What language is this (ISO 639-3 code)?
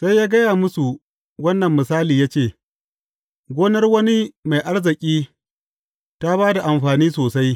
hau